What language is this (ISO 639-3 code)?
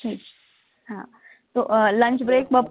guj